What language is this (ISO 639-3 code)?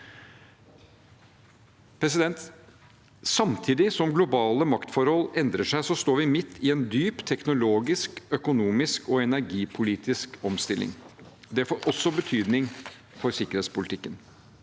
nor